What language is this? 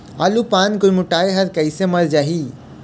Chhattisgarhi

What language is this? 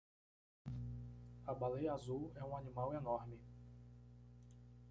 Portuguese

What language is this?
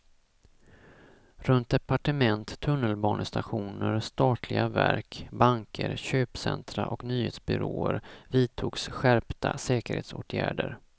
Swedish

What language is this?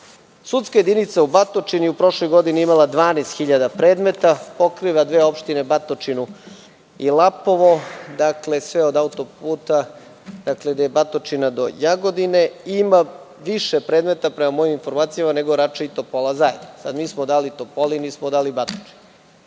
Serbian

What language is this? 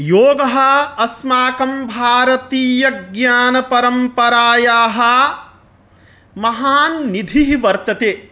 Sanskrit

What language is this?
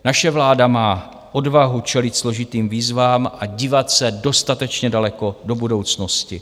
Czech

